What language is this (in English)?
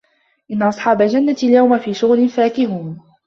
Arabic